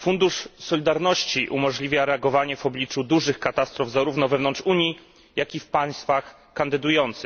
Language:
Polish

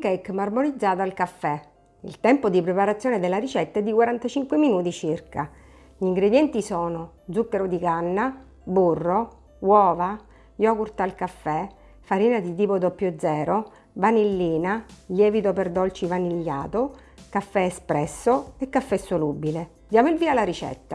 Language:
Italian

